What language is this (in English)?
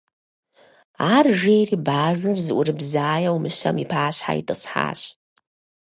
Kabardian